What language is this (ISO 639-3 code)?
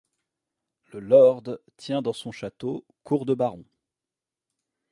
fra